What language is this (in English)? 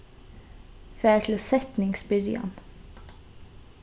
Faroese